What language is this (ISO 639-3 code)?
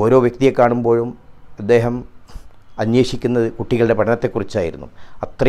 hin